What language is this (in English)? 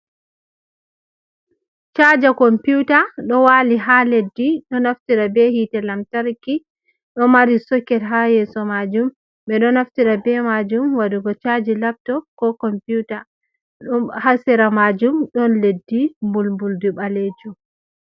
Fula